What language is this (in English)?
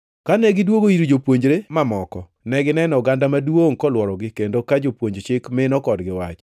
Luo (Kenya and Tanzania)